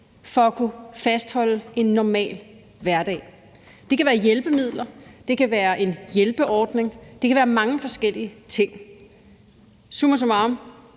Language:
Danish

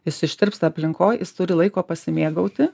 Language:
Lithuanian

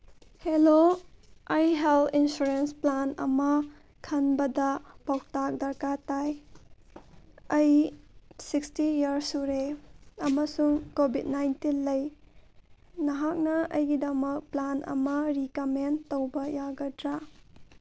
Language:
Manipuri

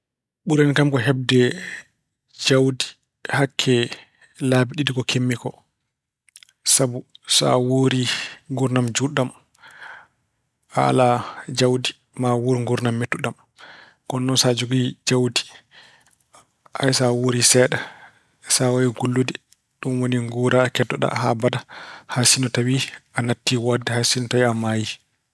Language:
Fula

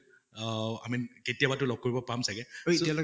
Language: Assamese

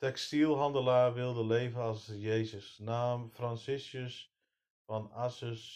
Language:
Dutch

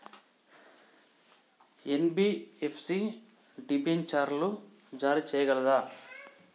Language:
Telugu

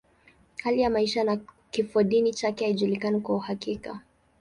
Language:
Swahili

